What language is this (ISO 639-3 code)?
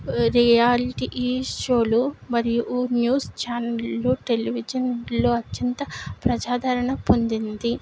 tel